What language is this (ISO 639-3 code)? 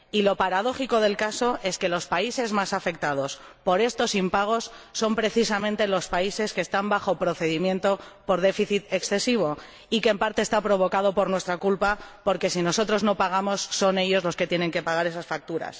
spa